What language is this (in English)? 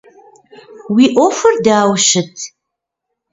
Kabardian